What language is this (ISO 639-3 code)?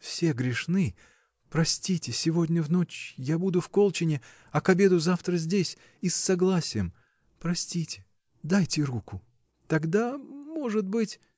rus